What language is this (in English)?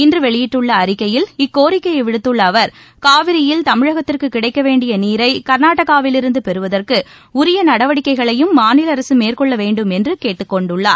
Tamil